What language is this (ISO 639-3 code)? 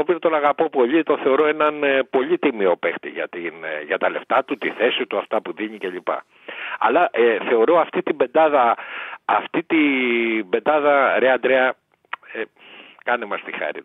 ell